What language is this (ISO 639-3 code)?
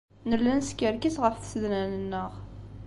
kab